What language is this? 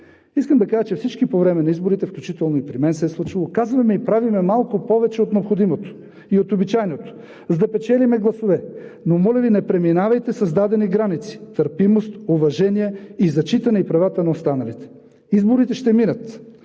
Bulgarian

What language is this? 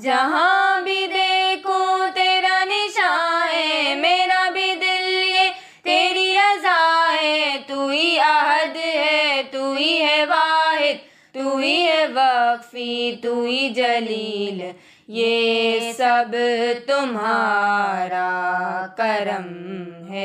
Urdu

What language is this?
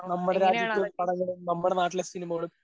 Malayalam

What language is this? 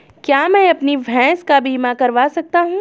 Hindi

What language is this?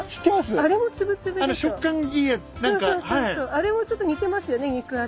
Japanese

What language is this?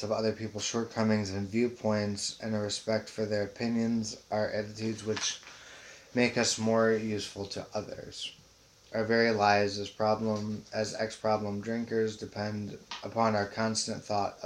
English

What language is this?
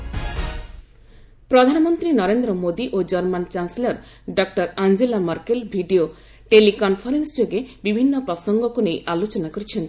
Odia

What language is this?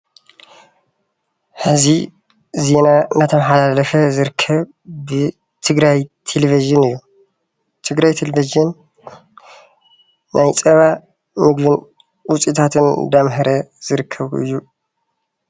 Tigrinya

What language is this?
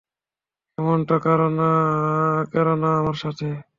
Bangla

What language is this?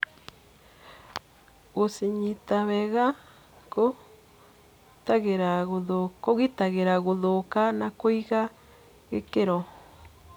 Kikuyu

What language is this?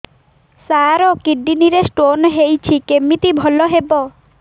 Odia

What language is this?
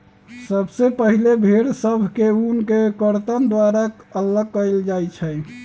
Magahi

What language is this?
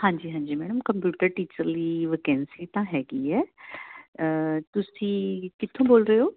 Punjabi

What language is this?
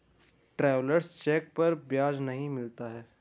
Hindi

